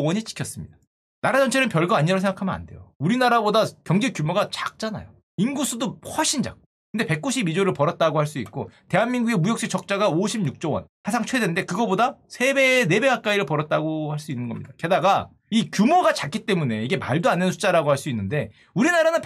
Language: Korean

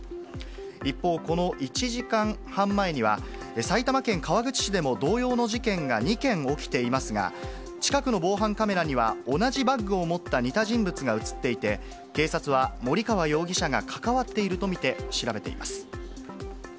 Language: Japanese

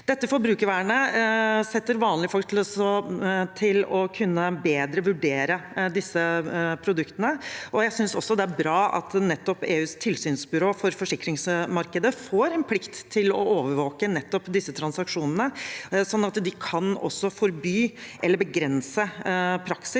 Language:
Norwegian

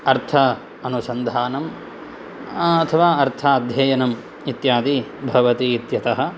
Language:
Sanskrit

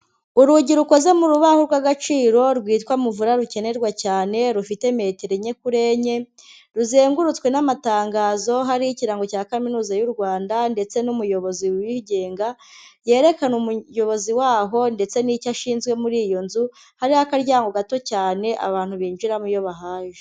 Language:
Kinyarwanda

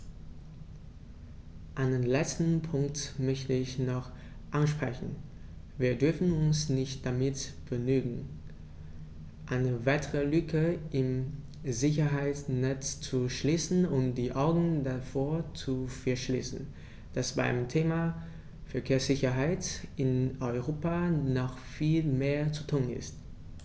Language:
German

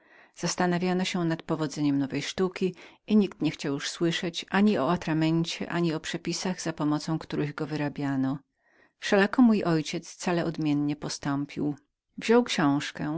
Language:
Polish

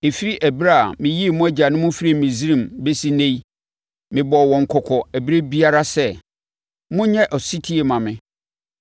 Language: Akan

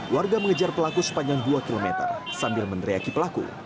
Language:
Indonesian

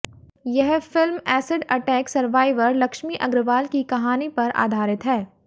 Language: Hindi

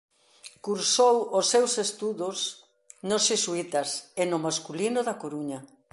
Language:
Galician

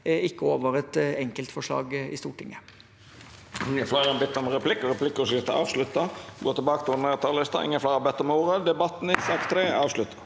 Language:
Norwegian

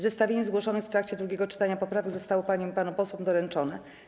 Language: Polish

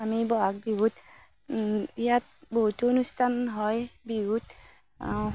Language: Assamese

